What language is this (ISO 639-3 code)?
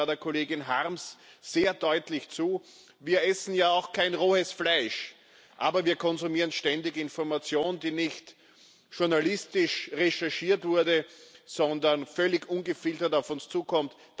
deu